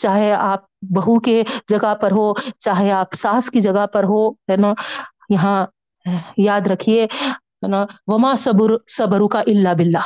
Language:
Urdu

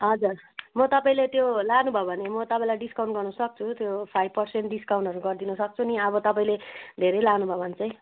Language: Nepali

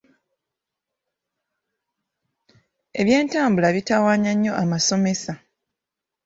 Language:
Ganda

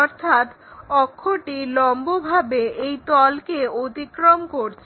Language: Bangla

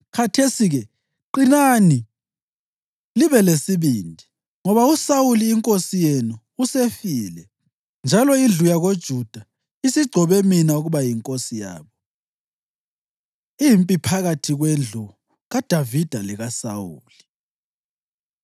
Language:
North Ndebele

